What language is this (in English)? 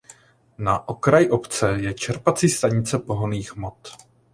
Czech